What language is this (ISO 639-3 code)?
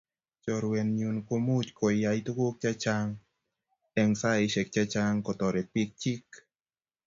kln